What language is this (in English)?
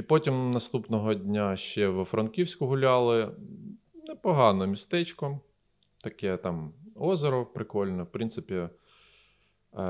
Ukrainian